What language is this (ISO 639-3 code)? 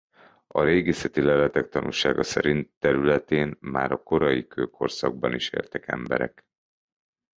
hun